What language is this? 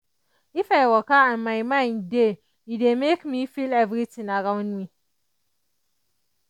Nigerian Pidgin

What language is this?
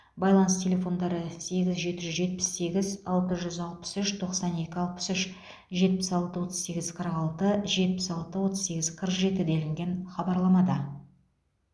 Kazakh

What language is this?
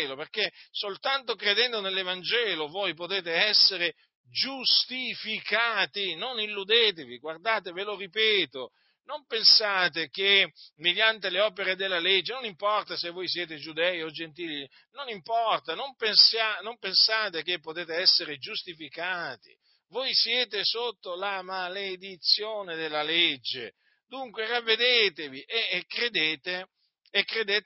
Italian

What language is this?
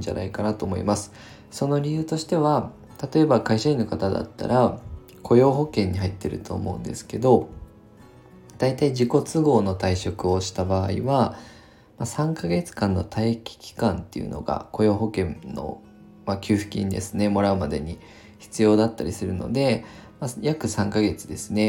Japanese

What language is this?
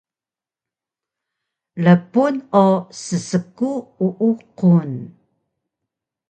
Taroko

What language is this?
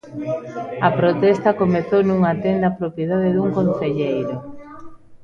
Galician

